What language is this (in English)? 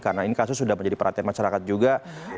Indonesian